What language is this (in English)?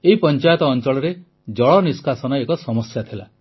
Odia